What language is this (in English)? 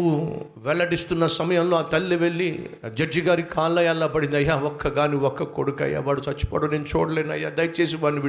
Telugu